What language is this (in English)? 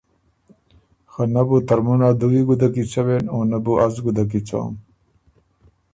Ormuri